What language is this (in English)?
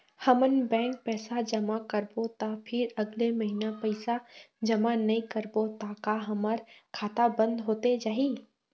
Chhattisgarhi